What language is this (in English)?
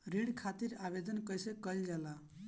Bhojpuri